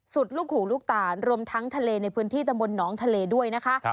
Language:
Thai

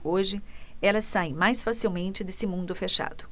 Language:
Portuguese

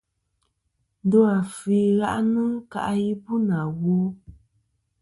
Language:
Kom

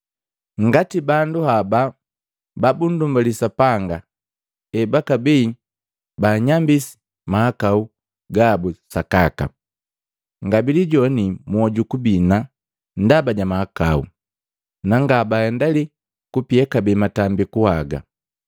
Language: Matengo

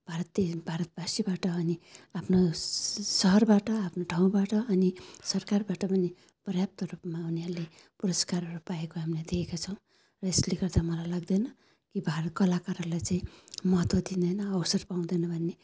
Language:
Nepali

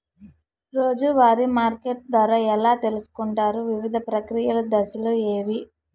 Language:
Telugu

